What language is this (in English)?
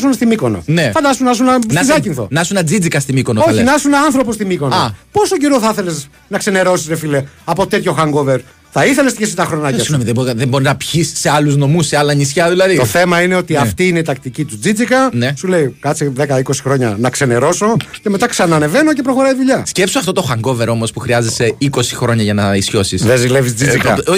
Greek